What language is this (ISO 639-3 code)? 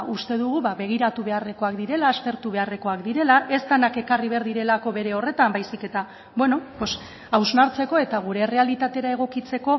eus